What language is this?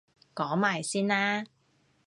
Cantonese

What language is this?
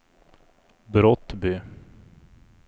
Swedish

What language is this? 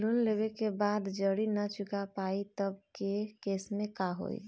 Bhojpuri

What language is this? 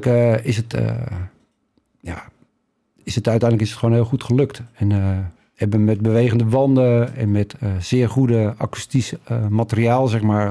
Dutch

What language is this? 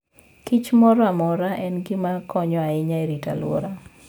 Luo (Kenya and Tanzania)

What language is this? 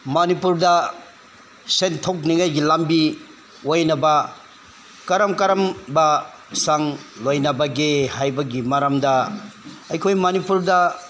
Manipuri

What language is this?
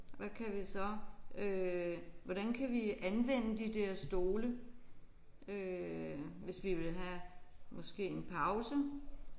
Danish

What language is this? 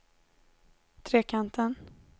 Swedish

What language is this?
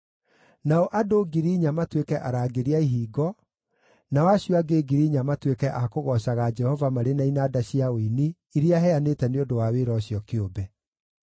Kikuyu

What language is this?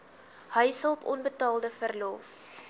Afrikaans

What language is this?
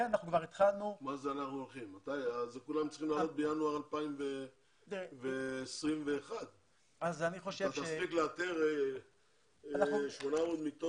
Hebrew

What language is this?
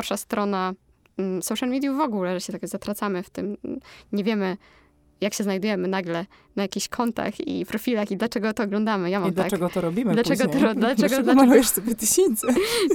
Polish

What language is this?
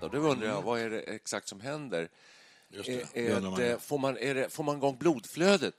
Swedish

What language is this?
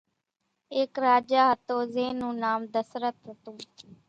Kachi Koli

